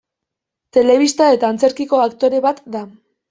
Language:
Basque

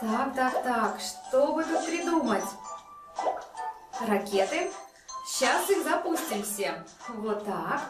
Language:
Russian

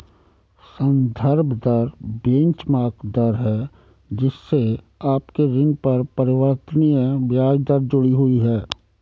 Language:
Hindi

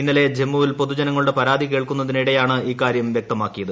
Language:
Malayalam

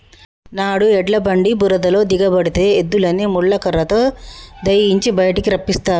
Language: Telugu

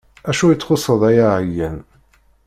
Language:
Kabyle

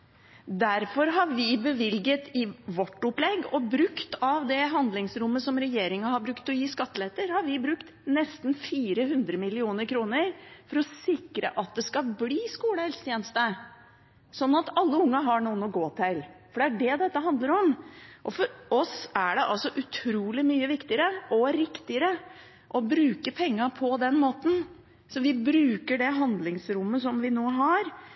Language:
Norwegian Bokmål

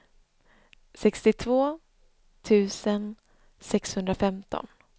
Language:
Swedish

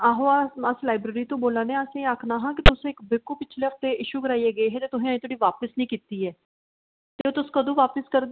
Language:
Dogri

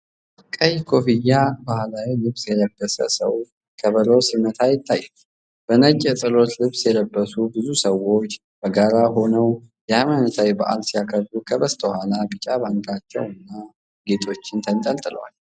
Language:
Amharic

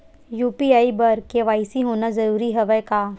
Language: Chhattisgarhi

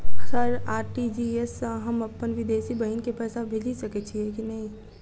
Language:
Maithili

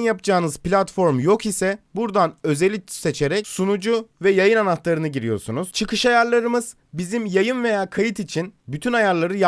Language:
Turkish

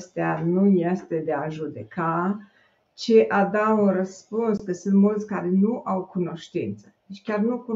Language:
Romanian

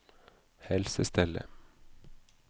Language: Norwegian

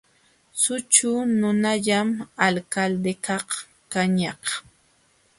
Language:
Jauja Wanca Quechua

